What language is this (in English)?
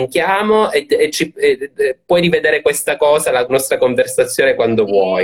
Italian